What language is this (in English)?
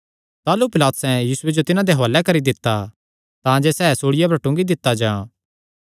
Kangri